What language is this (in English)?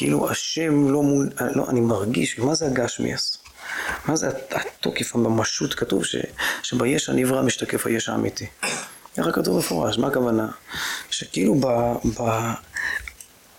Hebrew